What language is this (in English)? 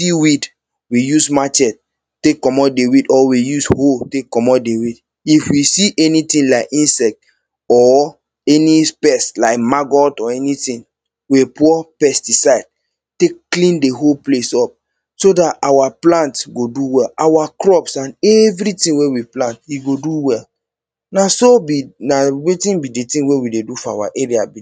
Nigerian Pidgin